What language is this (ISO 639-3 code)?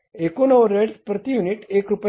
mar